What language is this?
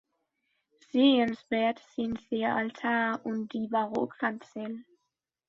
German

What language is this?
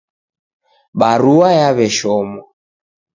Taita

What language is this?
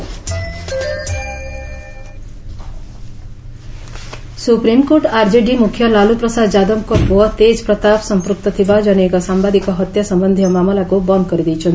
Odia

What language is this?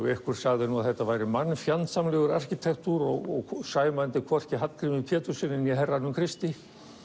Icelandic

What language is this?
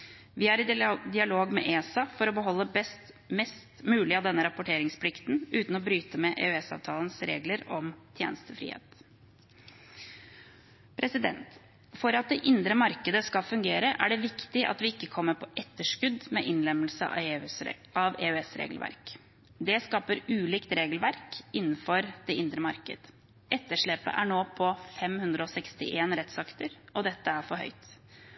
Norwegian Bokmål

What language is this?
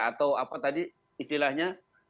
Indonesian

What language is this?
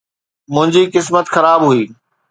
Sindhi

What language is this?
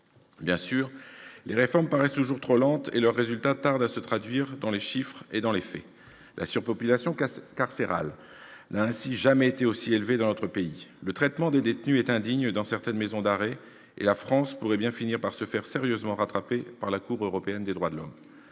French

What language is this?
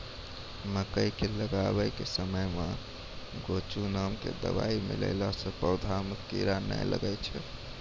Maithili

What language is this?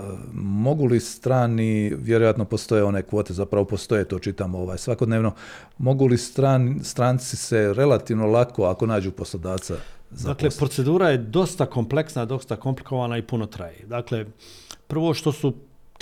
Croatian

